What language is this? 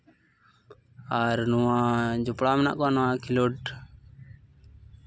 Santali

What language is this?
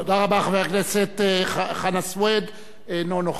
Hebrew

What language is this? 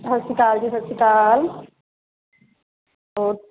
Punjabi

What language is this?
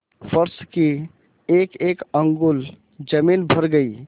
Hindi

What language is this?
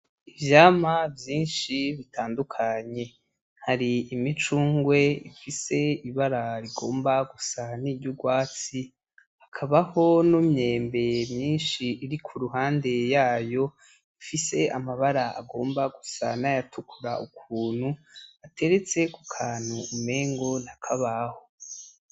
Rundi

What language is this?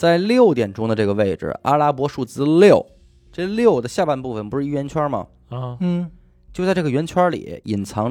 Chinese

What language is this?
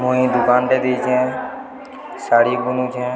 Odia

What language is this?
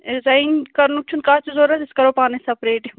Kashmiri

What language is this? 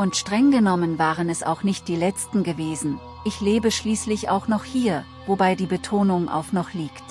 German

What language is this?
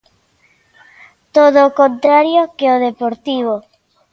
Galician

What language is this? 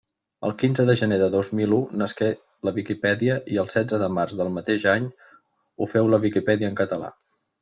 Catalan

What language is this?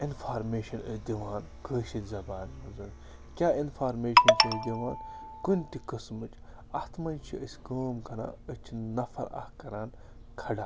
Kashmiri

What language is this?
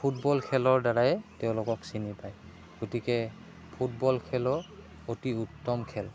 Assamese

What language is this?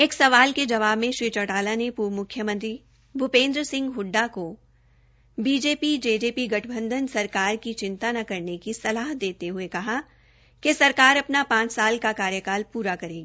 Hindi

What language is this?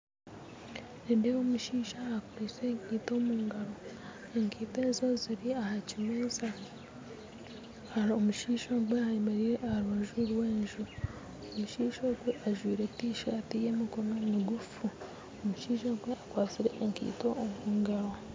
Nyankole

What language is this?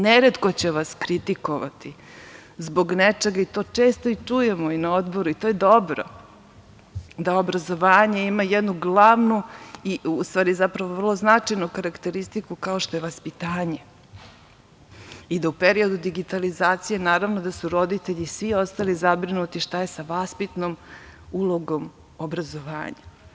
Serbian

